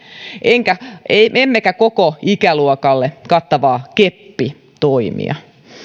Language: Finnish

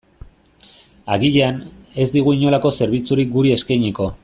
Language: Basque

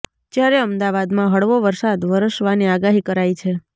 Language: Gujarati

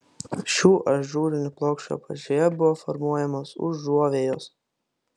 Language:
Lithuanian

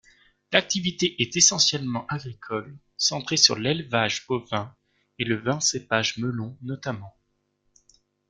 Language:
French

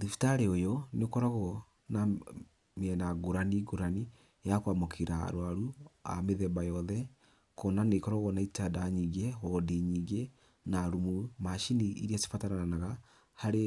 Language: Kikuyu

